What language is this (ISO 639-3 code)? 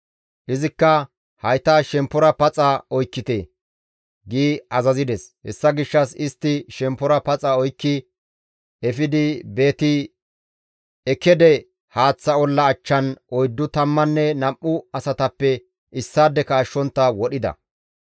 gmv